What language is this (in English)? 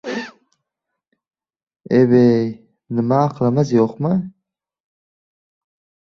Uzbek